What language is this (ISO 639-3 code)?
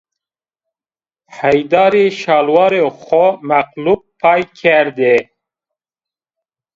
zza